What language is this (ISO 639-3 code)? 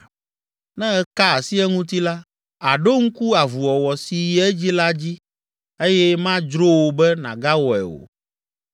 ewe